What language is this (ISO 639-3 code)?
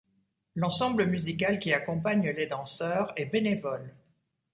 fra